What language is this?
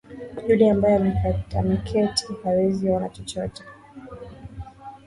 Swahili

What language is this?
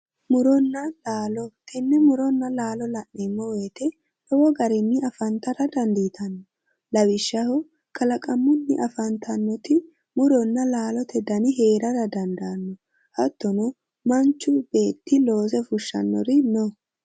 Sidamo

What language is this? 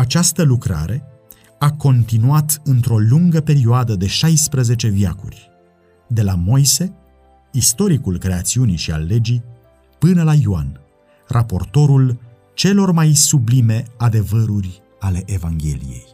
Romanian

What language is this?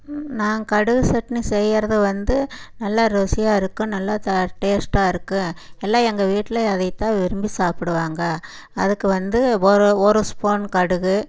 Tamil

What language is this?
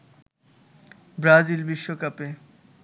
Bangla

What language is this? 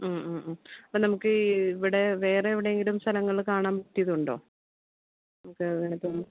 Malayalam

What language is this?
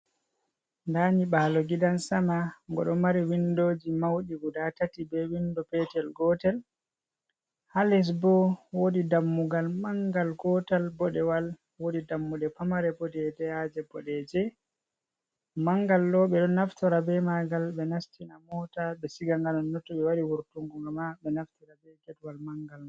Fula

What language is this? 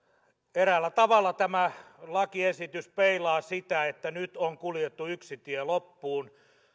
Finnish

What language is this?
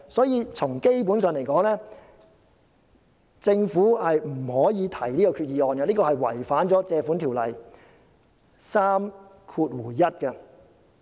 Cantonese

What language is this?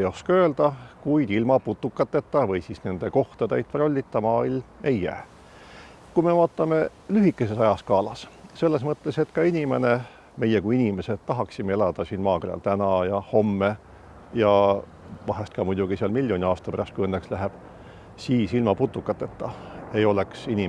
Estonian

